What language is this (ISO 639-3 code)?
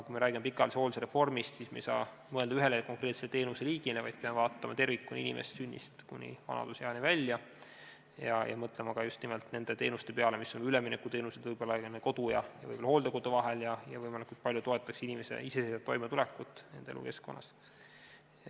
est